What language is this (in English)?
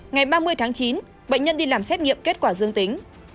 Vietnamese